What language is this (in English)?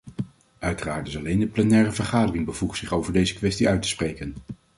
Dutch